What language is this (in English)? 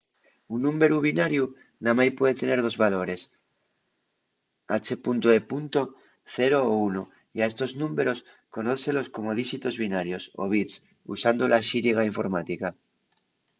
Asturian